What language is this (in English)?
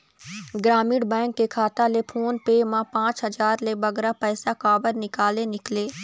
Chhattisgarhi